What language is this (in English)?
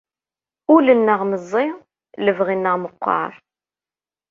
Kabyle